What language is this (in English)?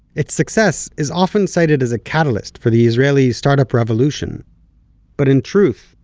English